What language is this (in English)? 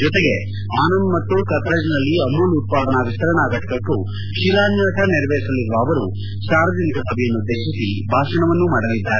Kannada